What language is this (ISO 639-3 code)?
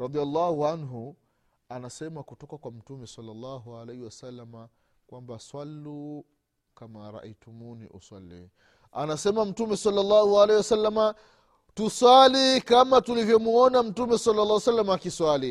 swa